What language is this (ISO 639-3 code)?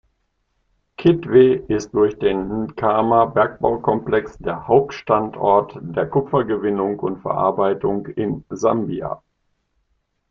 deu